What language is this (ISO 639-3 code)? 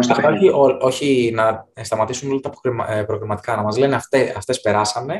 ell